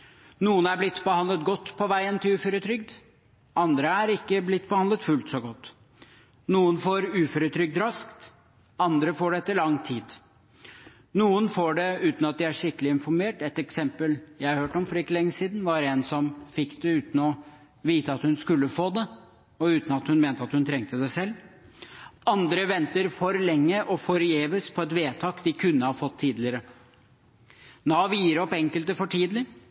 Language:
Norwegian Bokmål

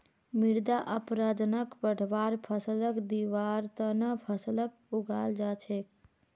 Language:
Magahi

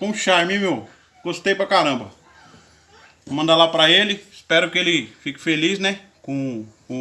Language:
Portuguese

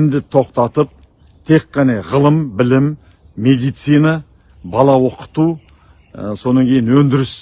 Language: Kazakh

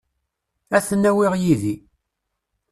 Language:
Kabyle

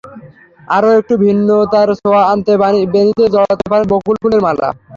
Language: Bangla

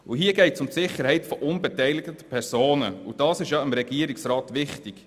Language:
Swiss German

